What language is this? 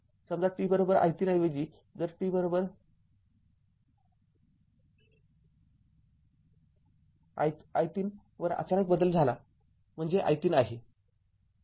Marathi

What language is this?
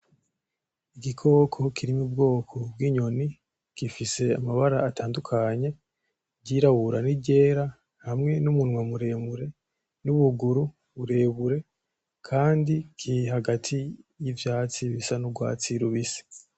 Rundi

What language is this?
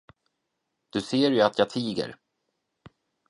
Swedish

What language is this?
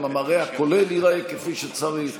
Hebrew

